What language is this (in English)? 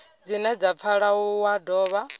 Venda